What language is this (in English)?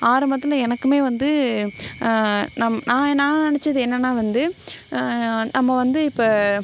Tamil